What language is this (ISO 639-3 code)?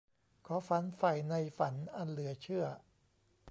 tha